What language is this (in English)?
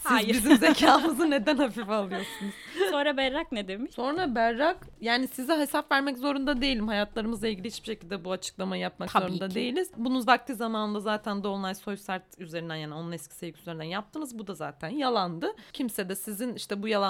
Turkish